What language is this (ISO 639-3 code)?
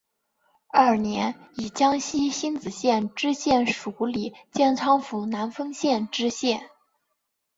zho